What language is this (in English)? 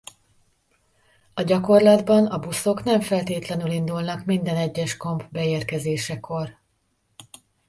Hungarian